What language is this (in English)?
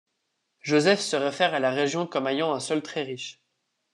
French